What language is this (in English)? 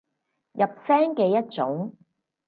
Cantonese